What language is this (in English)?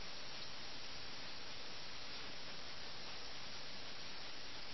Malayalam